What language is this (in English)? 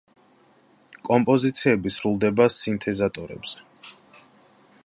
Georgian